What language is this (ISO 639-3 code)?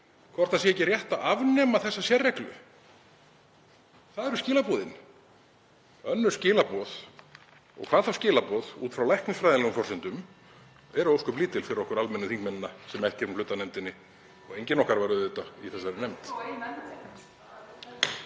isl